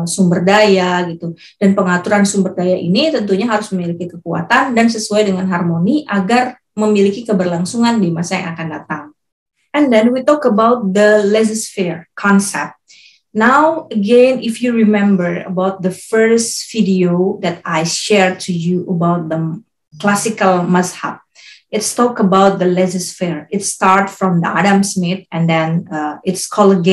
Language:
Indonesian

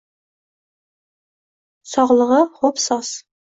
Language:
Uzbek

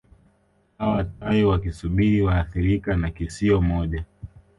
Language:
Swahili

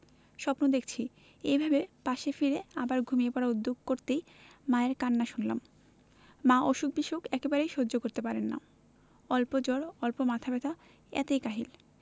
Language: Bangla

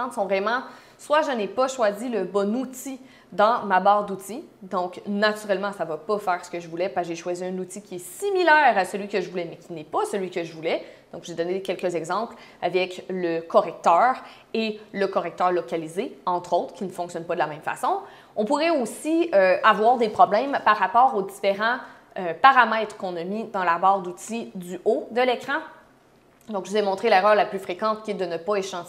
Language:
French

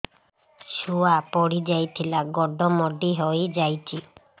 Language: Odia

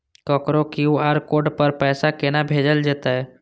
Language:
Maithili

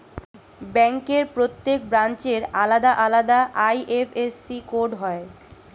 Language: Bangla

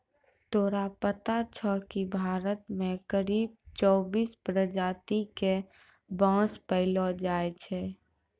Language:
Maithili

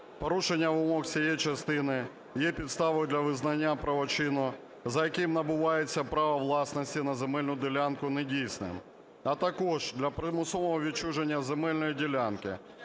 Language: Ukrainian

